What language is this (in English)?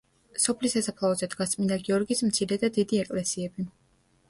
Georgian